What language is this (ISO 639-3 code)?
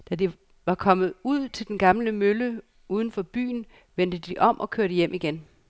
dan